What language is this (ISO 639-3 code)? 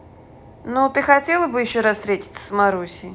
rus